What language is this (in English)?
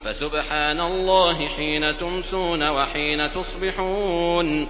Arabic